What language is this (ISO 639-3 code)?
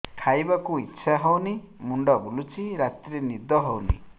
ori